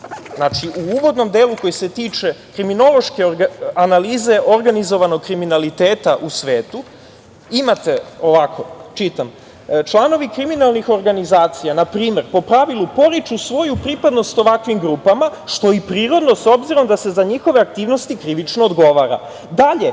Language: Serbian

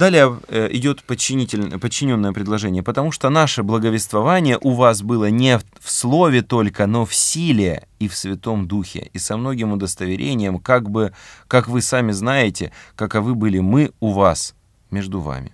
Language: Russian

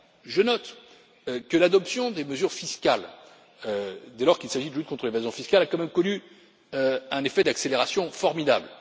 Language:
French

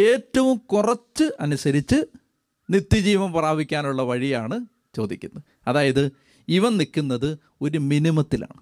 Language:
Malayalam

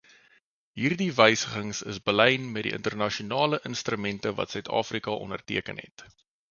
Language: Afrikaans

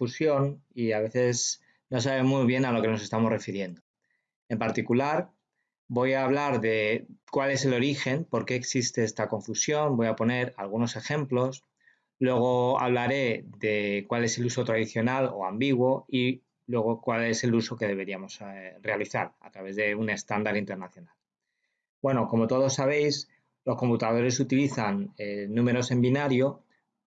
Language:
Spanish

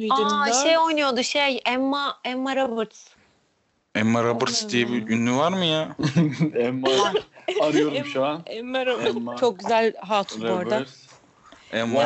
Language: Turkish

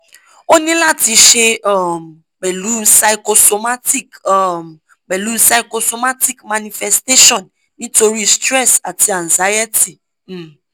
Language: Yoruba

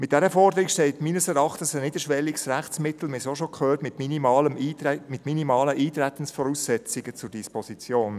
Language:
Swiss German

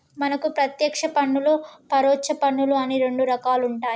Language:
Telugu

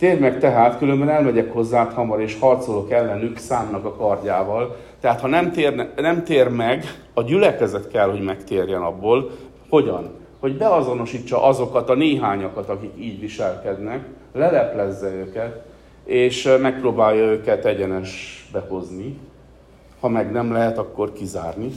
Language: Hungarian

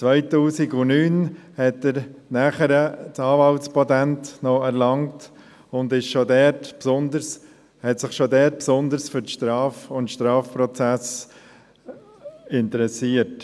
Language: Swiss German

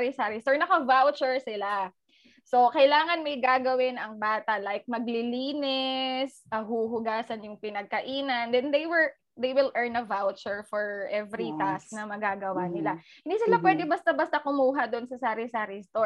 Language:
Filipino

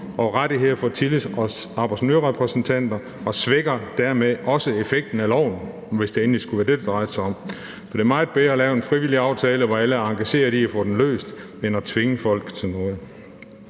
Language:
Danish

